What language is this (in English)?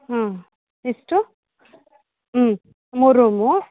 Kannada